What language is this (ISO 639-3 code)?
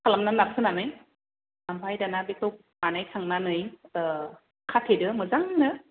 brx